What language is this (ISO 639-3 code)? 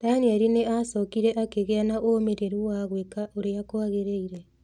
kik